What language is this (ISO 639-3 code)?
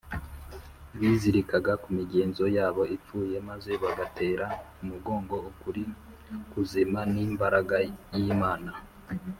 kin